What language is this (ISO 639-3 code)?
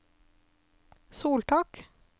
nor